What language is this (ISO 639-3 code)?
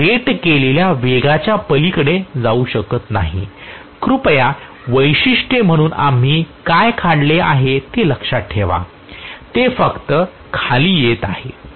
mar